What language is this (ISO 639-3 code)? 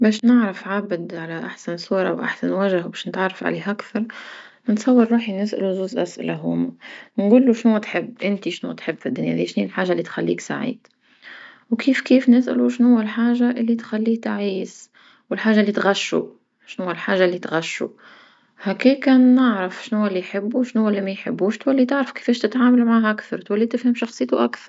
aeb